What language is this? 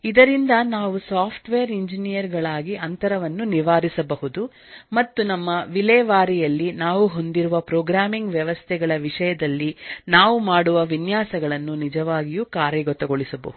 Kannada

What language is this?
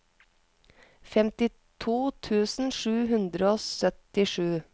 Norwegian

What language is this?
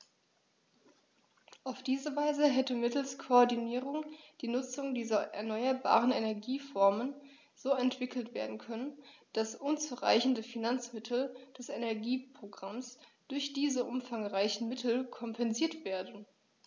German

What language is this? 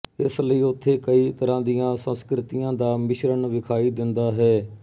Punjabi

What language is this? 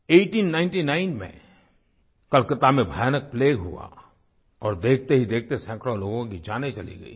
Hindi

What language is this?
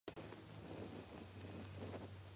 Georgian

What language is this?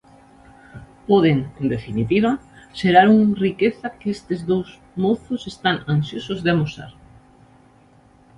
Galician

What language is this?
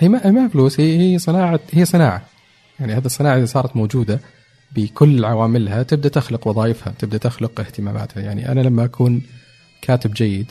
Arabic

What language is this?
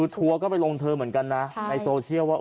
Thai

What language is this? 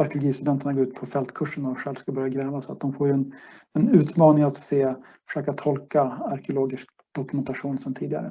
Swedish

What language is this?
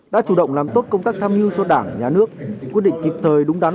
Vietnamese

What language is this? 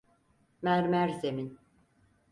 Turkish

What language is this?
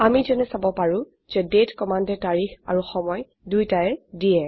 Assamese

